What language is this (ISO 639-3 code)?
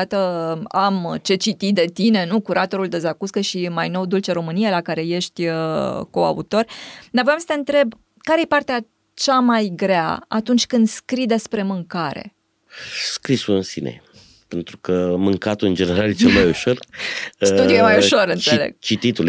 ron